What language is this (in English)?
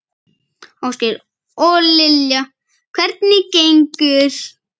Icelandic